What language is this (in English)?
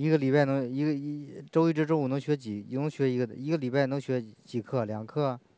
Chinese